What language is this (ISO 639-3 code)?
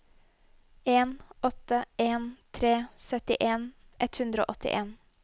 nor